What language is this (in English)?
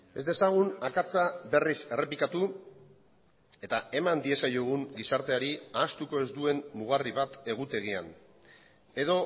Basque